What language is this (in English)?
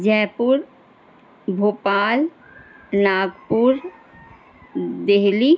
Urdu